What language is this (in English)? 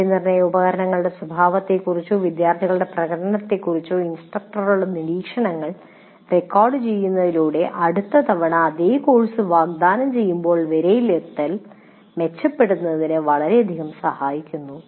Malayalam